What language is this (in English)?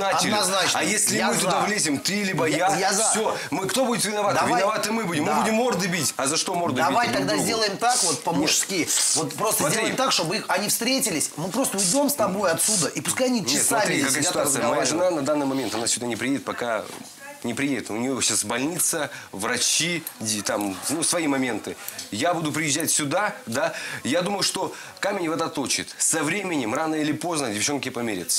Russian